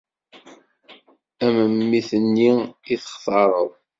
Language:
Kabyle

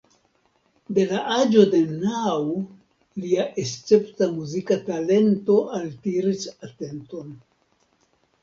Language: Esperanto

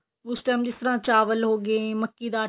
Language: Punjabi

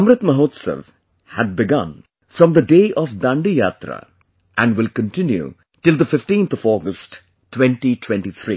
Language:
English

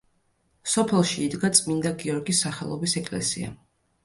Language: Georgian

